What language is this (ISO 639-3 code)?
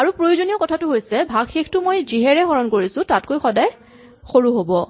asm